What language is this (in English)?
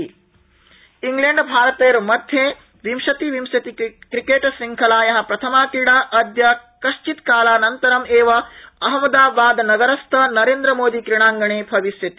Sanskrit